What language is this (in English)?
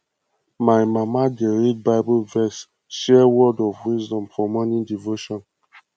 Nigerian Pidgin